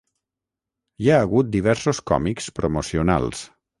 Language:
Catalan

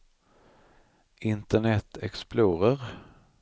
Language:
Swedish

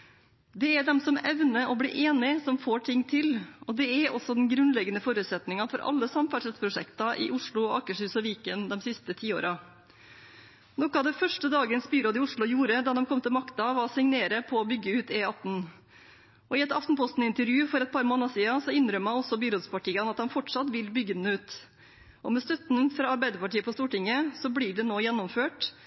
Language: Norwegian Bokmål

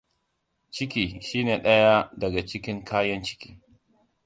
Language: Hausa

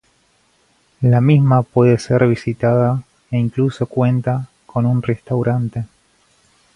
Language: Spanish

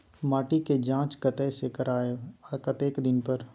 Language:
Maithili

